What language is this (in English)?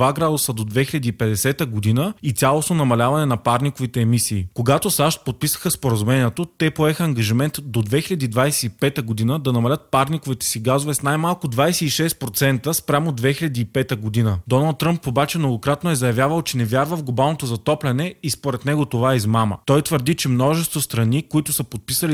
Bulgarian